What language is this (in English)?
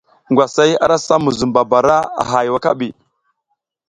South Giziga